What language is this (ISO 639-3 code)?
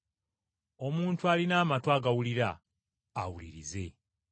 lug